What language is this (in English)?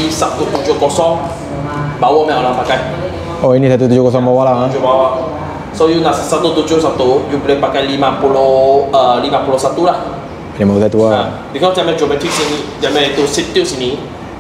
Malay